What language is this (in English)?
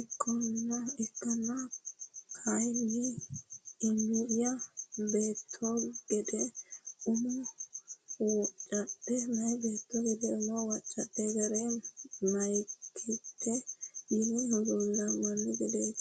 Sidamo